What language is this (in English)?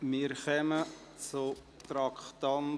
Swiss German